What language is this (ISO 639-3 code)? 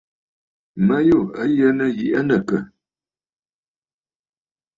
bfd